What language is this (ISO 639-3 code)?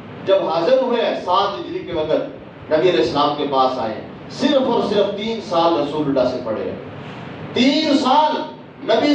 urd